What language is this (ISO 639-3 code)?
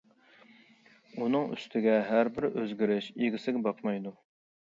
uig